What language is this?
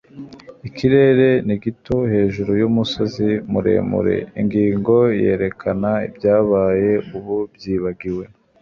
Kinyarwanda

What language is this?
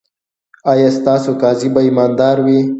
Pashto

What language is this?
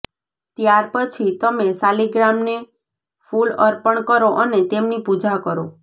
Gujarati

